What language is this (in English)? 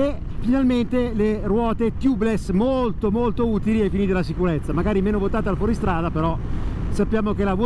Italian